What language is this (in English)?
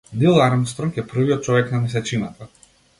Macedonian